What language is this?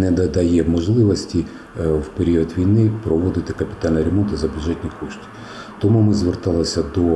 Ukrainian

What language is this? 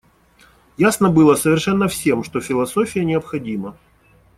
Russian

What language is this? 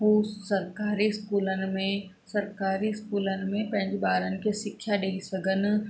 Sindhi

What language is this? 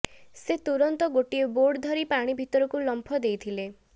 Odia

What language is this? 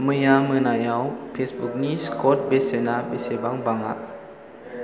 Bodo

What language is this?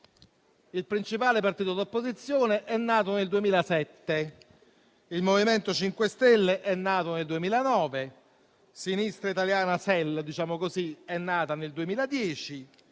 Italian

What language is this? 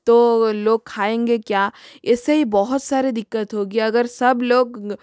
Hindi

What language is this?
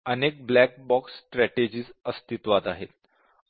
Marathi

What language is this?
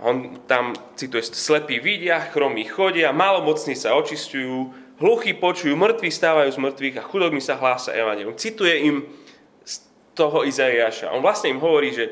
Slovak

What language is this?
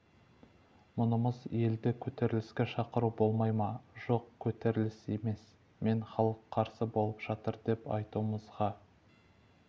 Kazakh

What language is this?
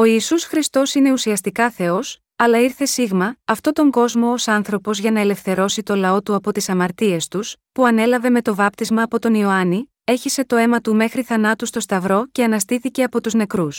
Greek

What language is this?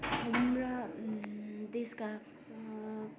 Nepali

